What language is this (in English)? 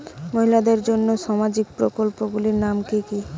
Bangla